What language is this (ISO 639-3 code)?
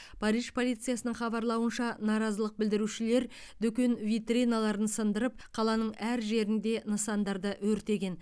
kaz